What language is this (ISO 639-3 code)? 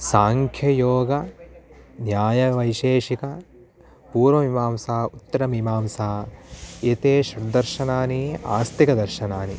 san